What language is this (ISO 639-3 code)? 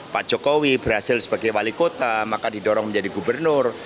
ind